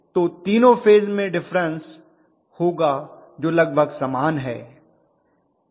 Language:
Hindi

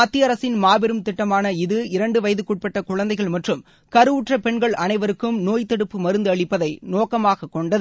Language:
Tamil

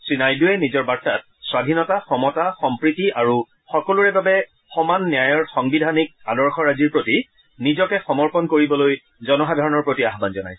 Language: Assamese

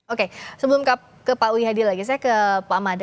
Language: Indonesian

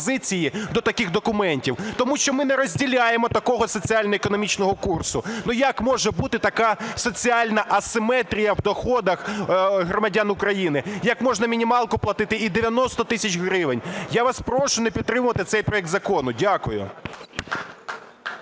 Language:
Ukrainian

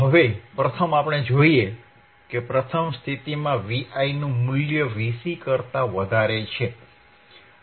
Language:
Gujarati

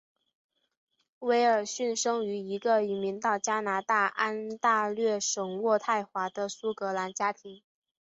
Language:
Chinese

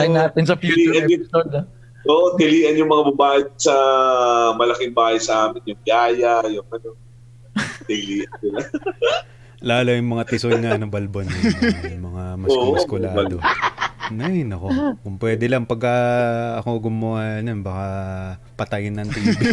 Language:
Filipino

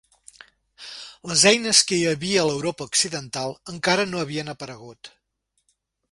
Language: Catalan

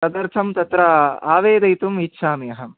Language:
Sanskrit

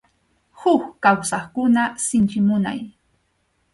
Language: Arequipa-La Unión Quechua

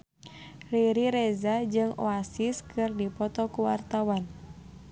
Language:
Sundanese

